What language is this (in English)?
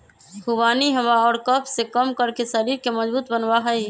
Magahi